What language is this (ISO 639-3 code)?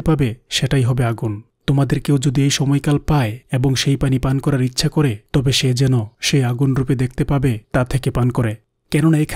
ron